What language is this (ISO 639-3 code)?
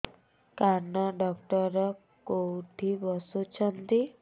ori